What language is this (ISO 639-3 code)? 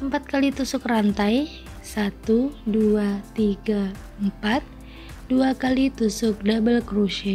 ind